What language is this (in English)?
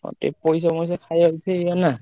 Odia